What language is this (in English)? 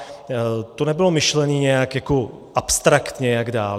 Czech